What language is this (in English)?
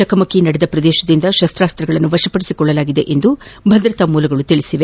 Kannada